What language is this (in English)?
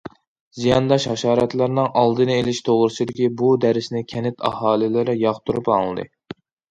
Uyghur